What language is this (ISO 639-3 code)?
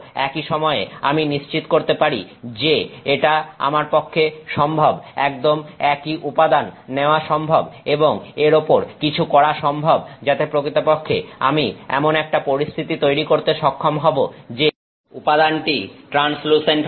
ben